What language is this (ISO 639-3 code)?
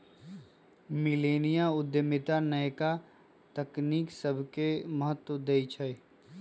mag